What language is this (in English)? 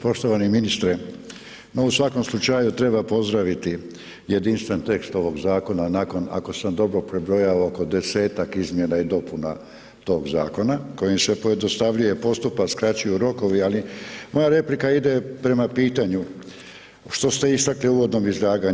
Croatian